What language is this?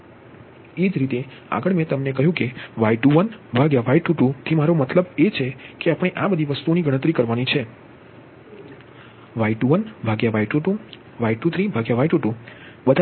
Gujarati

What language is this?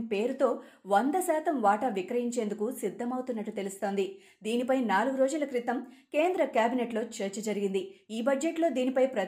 Telugu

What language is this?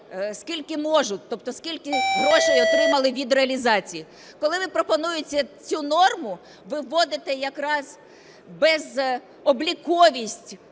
Ukrainian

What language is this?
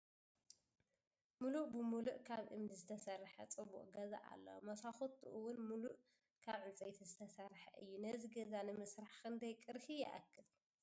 Tigrinya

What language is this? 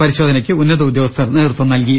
Malayalam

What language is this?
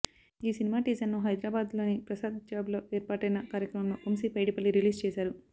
Telugu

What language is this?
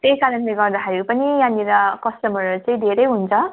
Nepali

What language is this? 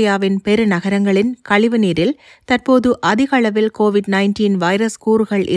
Tamil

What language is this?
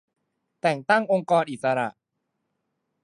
Thai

